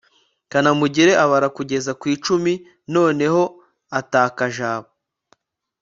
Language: Kinyarwanda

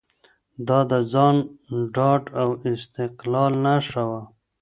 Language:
Pashto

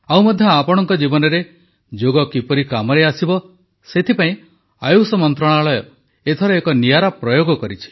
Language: Odia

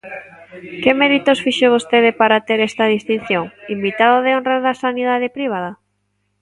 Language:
Galician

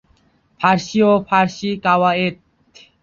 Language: Bangla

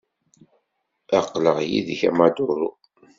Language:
Kabyle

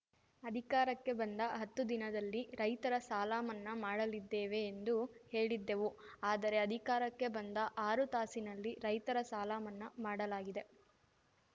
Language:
Kannada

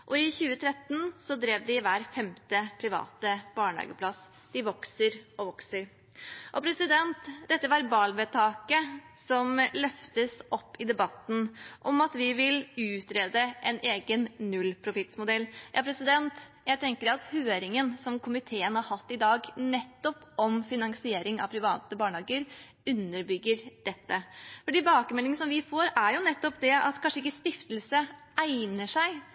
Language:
Norwegian Bokmål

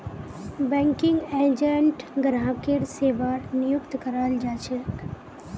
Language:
Magahi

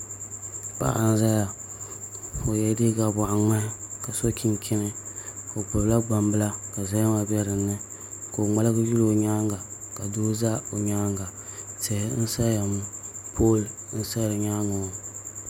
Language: Dagbani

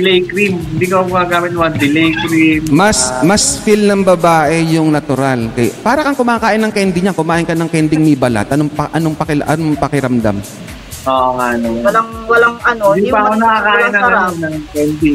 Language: Filipino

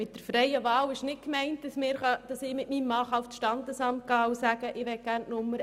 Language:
Swiss German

